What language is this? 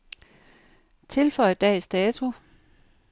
Danish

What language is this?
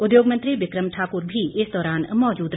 Hindi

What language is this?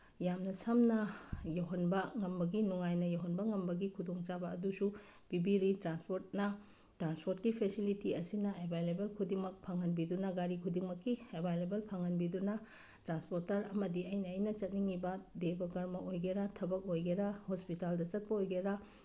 Manipuri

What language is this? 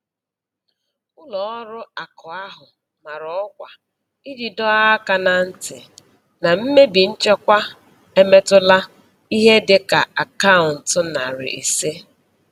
Igbo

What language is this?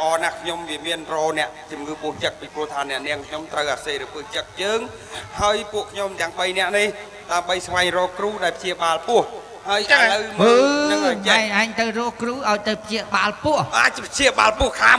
Thai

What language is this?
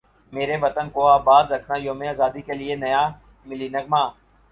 Urdu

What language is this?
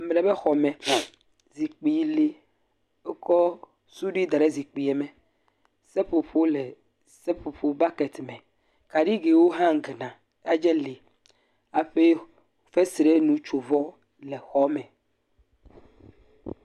Ewe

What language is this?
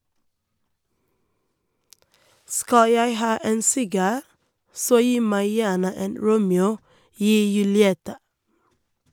Norwegian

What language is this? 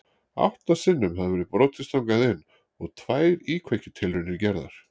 Icelandic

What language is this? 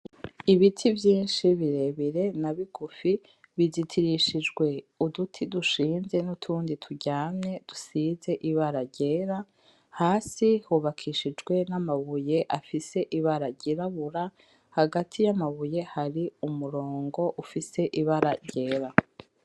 Rundi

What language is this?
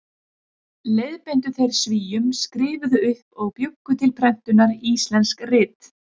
Icelandic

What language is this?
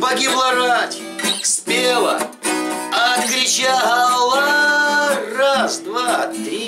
Russian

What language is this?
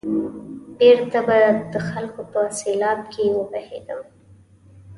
Pashto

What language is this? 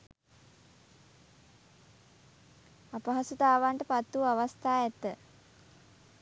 Sinhala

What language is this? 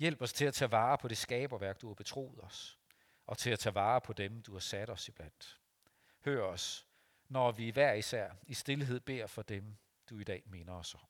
Danish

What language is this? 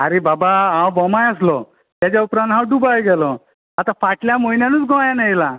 Konkani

